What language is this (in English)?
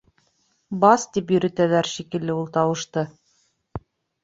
Bashkir